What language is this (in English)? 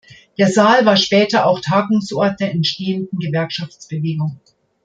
German